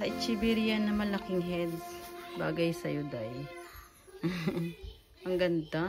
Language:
Filipino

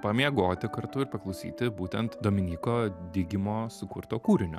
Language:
Lithuanian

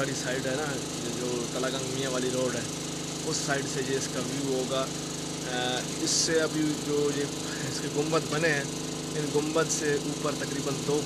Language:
Hindi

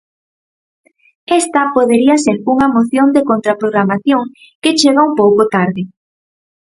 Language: Galician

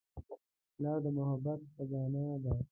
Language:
Pashto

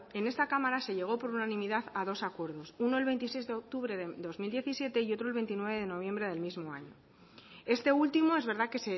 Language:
Spanish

